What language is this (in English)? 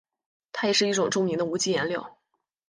Chinese